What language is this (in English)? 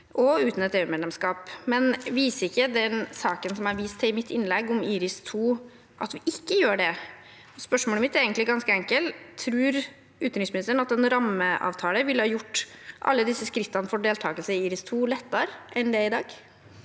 Norwegian